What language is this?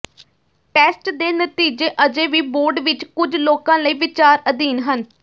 Punjabi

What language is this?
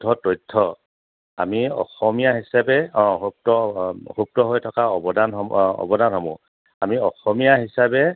Assamese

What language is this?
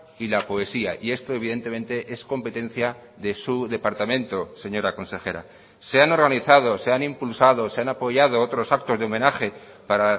Spanish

